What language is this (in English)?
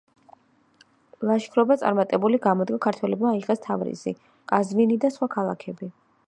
Georgian